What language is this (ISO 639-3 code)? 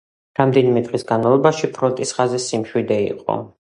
kat